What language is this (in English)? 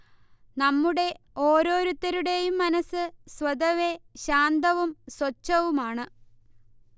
Malayalam